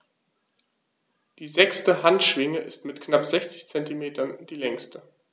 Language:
German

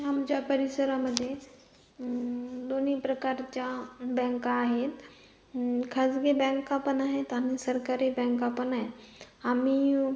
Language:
Marathi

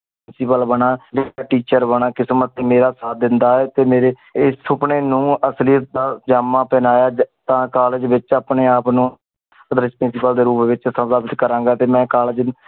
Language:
Punjabi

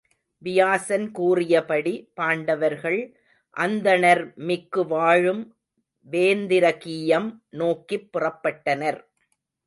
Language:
Tamil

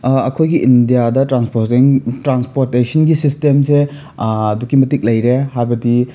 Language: Manipuri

